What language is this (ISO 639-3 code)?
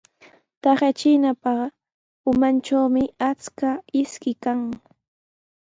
qws